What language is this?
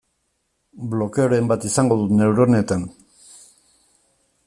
Basque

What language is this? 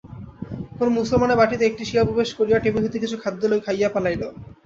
Bangla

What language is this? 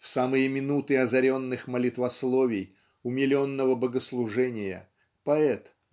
Russian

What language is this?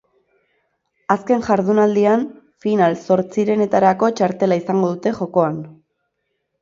Basque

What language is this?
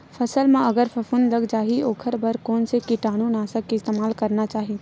Chhattisgarhi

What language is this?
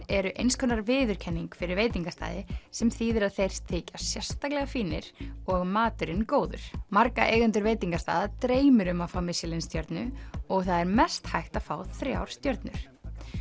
Icelandic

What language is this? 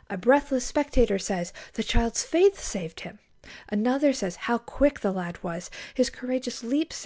English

